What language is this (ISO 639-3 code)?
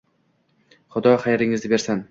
uzb